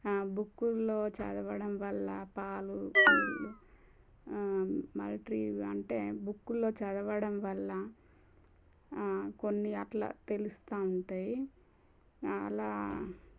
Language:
Telugu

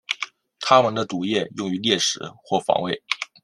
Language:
Chinese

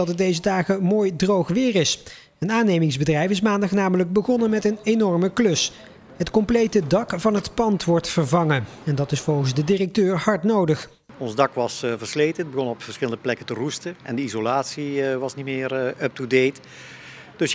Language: Dutch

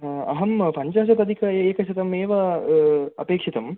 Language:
Sanskrit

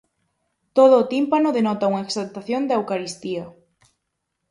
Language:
Galician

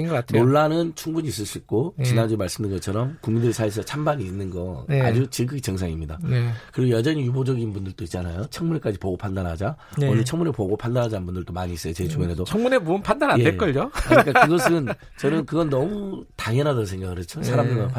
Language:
Korean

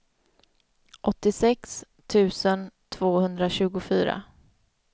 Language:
Swedish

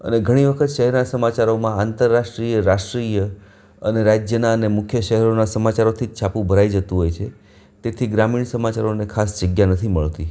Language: Gujarati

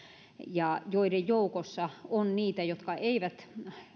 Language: Finnish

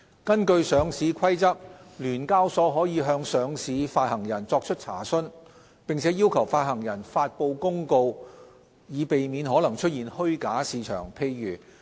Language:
Cantonese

